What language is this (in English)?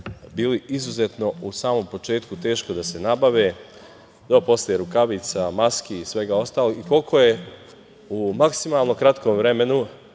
Serbian